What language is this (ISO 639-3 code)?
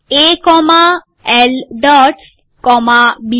guj